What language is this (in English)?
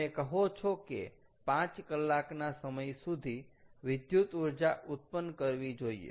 Gujarati